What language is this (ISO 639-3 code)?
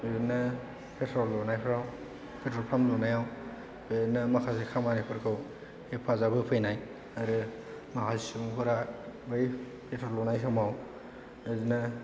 brx